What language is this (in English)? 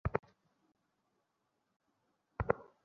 Bangla